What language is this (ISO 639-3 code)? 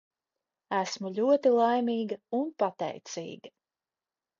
lav